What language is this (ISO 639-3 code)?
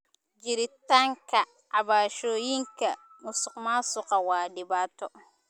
som